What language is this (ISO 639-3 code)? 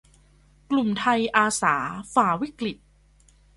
tha